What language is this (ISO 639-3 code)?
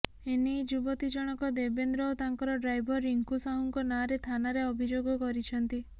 ori